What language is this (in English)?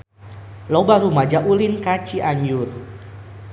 Sundanese